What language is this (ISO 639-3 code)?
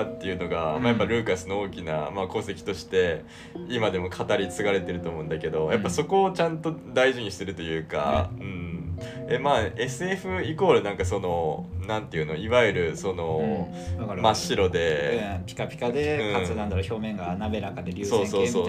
jpn